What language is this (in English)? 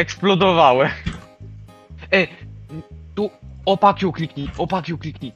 Polish